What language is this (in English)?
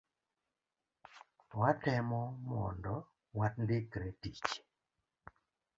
Luo (Kenya and Tanzania)